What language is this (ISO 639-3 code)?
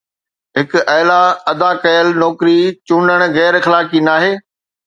snd